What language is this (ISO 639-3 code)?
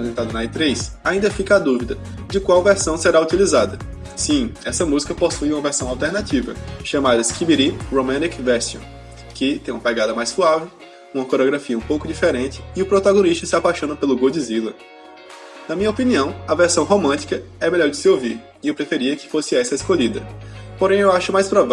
por